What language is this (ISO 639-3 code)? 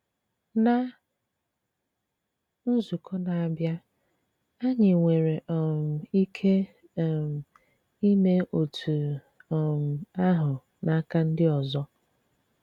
ibo